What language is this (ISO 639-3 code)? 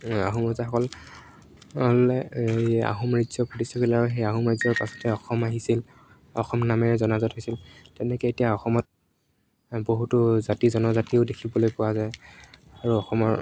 asm